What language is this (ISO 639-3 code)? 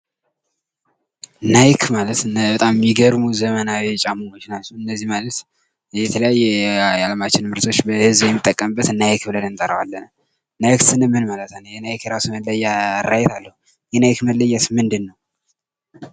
amh